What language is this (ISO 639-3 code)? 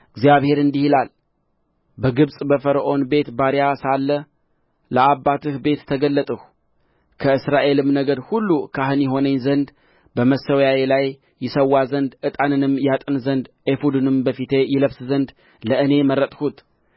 amh